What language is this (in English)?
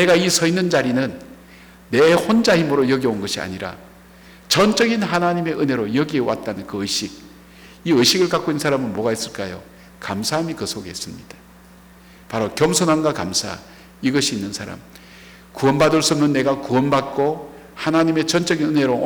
Korean